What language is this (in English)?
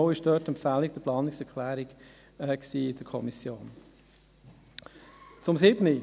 Swiss German